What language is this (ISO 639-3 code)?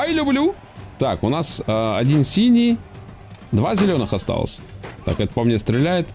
rus